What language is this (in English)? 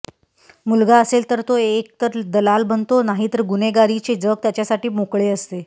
Marathi